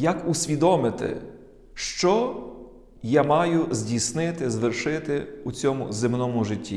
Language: Ukrainian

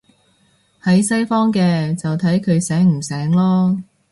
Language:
Cantonese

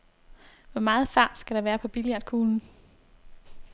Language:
Danish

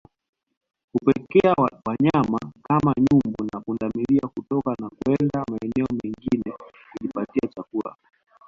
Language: Swahili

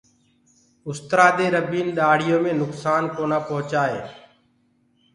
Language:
Gurgula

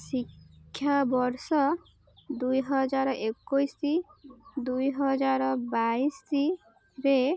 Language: Odia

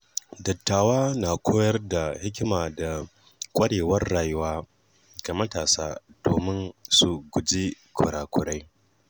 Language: Hausa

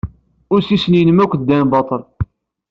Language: Kabyle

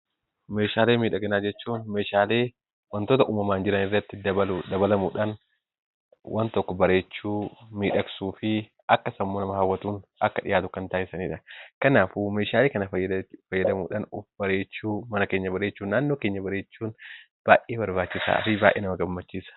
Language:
Oromo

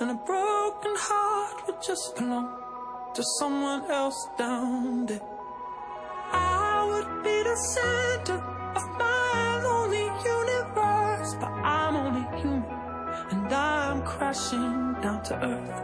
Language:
Slovak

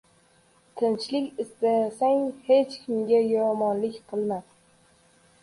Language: Uzbek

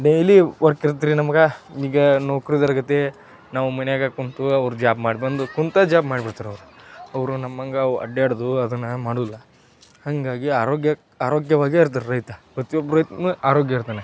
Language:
Kannada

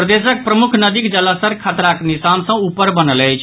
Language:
Maithili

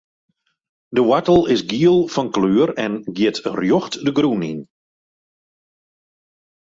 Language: Western Frisian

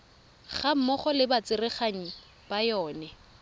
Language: Tswana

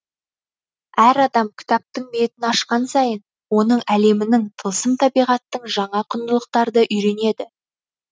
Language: Kazakh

